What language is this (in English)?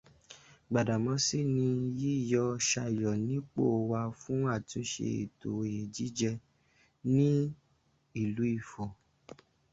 Yoruba